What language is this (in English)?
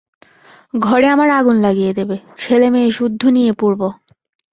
Bangla